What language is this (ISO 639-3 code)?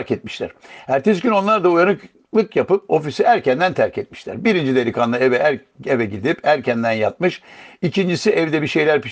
tur